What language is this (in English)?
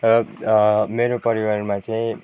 Nepali